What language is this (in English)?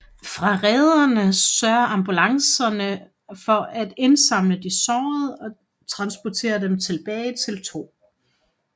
Danish